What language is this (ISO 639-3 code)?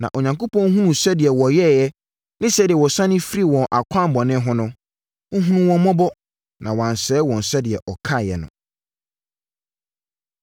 aka